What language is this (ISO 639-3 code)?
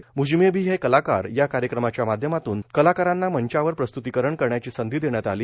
mar